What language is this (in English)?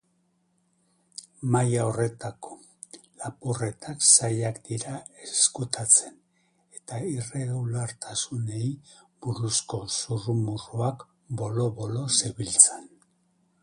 Basque